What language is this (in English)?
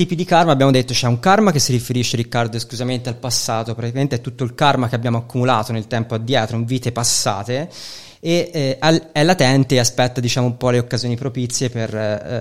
Italian